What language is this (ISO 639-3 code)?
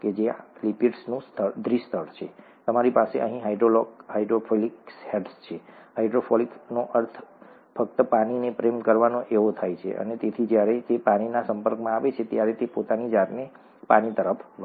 guj